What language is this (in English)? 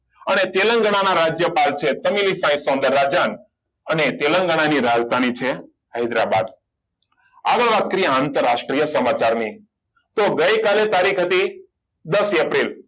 Gujarati